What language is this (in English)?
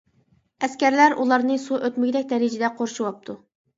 Uyghur